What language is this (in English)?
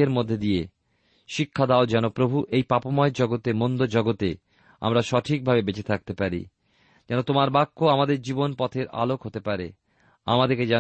Bangla